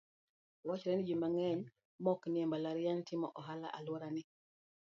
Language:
Luo (Kenya and Tanzania)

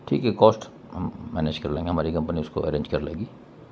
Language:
Urdu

